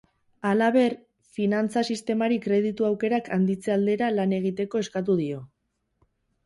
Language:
Basque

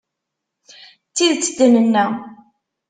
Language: Kabyle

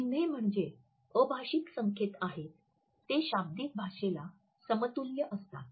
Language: Marathi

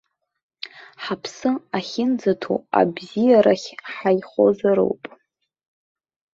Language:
Abkhazian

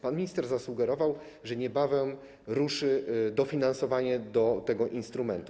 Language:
Polish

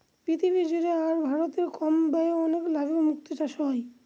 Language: Bangla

